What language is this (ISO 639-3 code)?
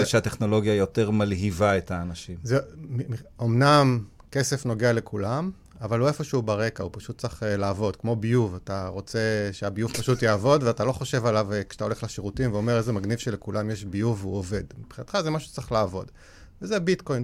heb